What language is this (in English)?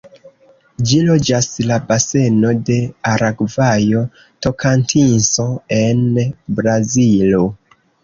Esperanto